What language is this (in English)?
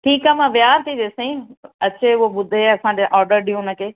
Sindhi